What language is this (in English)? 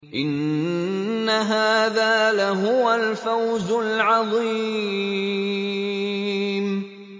Arabic